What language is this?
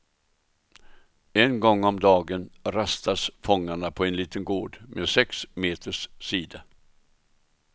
Swedish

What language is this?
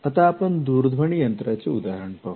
Marathi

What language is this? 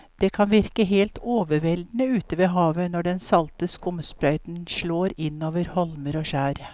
Norwegian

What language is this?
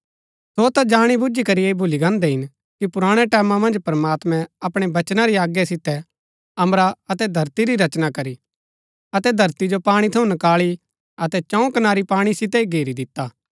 Gaddi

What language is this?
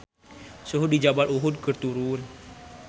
Sundanese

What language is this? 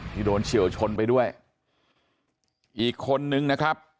Thai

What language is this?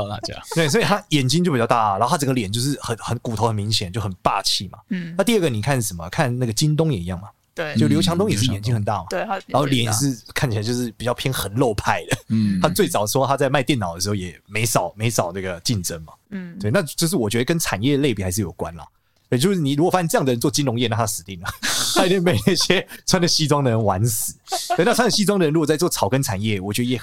Chinese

